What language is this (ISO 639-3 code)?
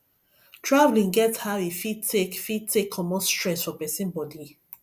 pcm